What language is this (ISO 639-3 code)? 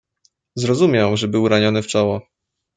pol